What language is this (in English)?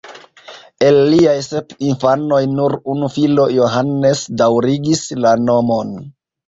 Esperanto